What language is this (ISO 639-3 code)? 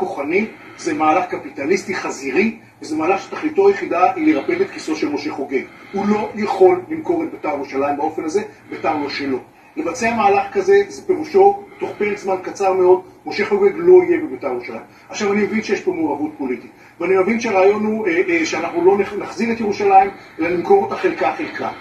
heb